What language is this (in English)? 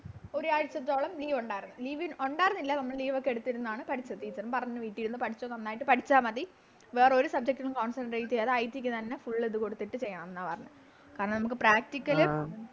Malayalam